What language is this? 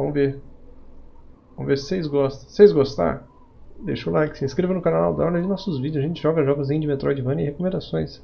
Portuguese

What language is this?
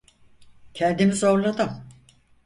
Turkish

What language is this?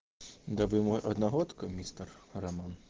Russian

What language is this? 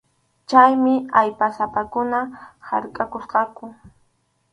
Arequipa-La Unión Quechua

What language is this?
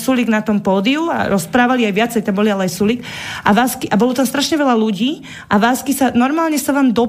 Slovak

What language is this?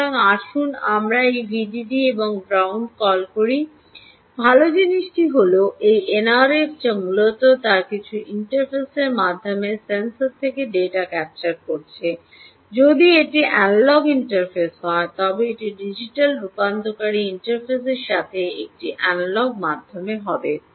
Bangla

